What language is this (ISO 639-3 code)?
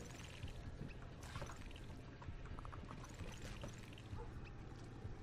nld